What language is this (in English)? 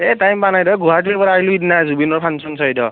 Assamese